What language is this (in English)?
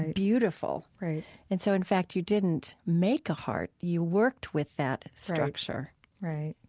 English